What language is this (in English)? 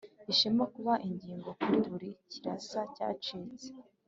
Kinyarwanda